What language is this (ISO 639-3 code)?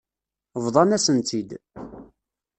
kab